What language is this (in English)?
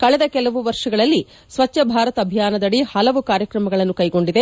Kannada